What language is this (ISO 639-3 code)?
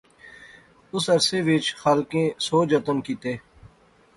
phr